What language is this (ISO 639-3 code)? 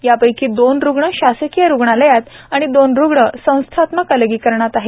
mar